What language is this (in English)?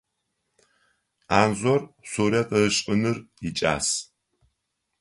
Adyghe